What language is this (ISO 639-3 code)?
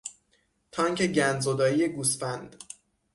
fas